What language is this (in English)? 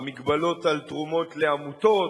Hebrew